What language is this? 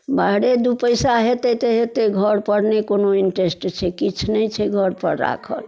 Maithili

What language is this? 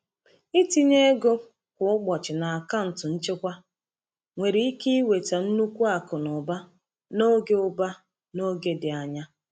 Igbo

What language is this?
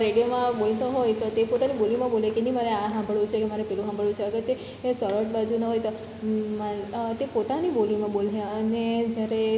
Gujarati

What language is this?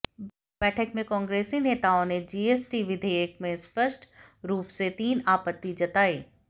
Hindi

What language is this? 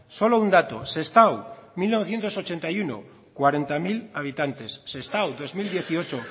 Spanish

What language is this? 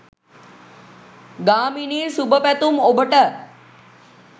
Sinhala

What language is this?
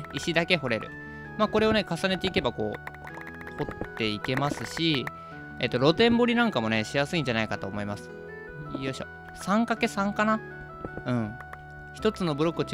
Japanese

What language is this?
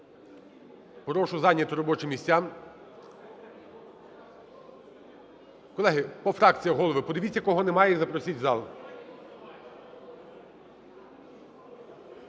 Ukrainian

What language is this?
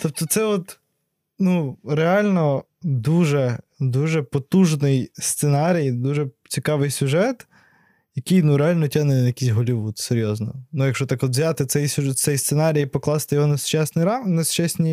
Ukrainian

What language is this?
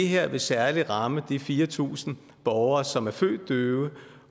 Danish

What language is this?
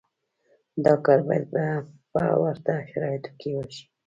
Pashto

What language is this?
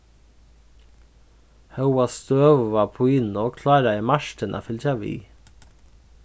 Faroese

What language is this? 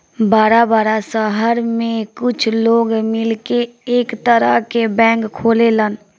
Bhojpuri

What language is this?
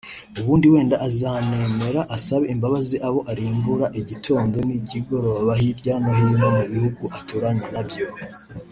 Kinyarwanda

